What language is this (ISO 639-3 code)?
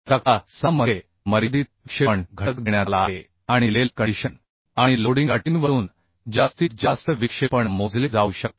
mar